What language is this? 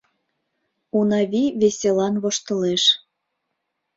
Mari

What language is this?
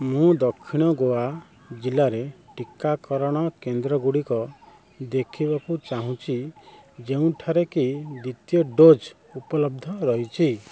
Odia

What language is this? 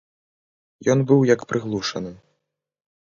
Belarusian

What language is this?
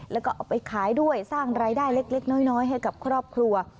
Thai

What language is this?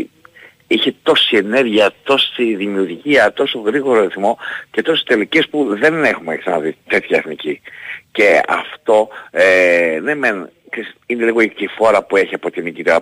Greek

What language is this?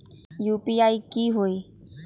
Magahi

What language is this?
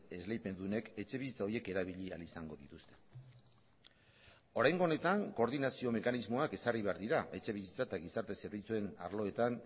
Basque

